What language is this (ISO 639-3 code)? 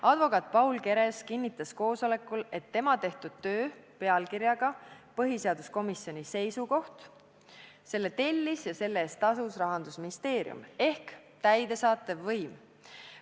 est